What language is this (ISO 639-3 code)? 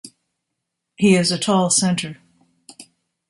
eng